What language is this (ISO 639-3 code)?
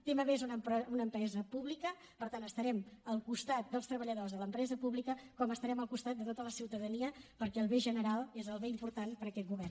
cat